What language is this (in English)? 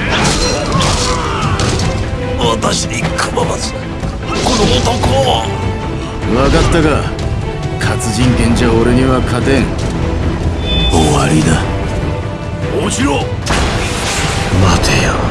Japanese